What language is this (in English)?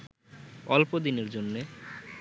Bangla